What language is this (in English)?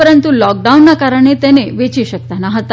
Gujarati